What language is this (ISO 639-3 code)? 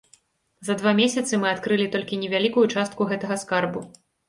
bel